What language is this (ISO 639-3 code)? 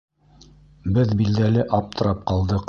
bak